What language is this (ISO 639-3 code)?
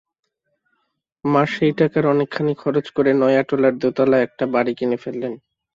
ben